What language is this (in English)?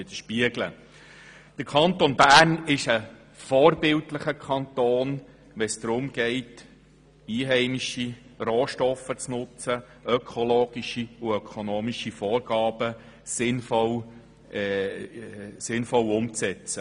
Swiss German